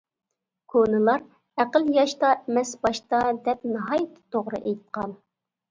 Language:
Uyghur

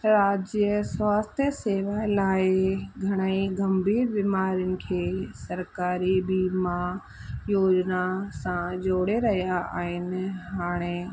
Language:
Sindhi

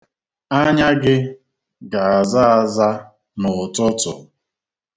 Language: Igbo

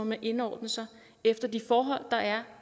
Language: Danish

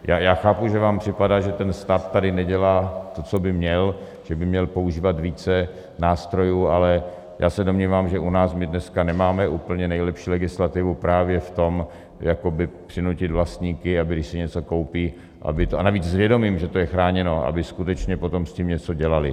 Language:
Czech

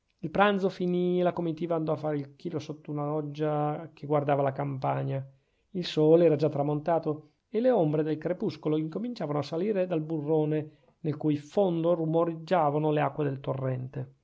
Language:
Italian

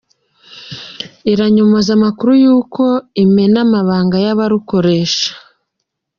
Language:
Kinyarwanda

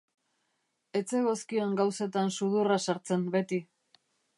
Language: Basque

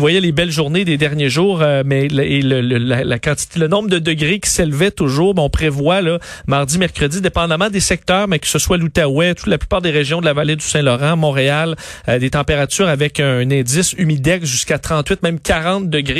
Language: French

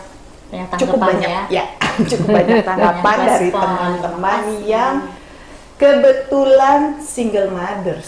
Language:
Indonesian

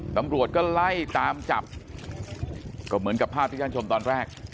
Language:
Thai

